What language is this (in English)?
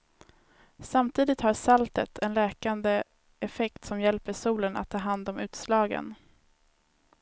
Swedish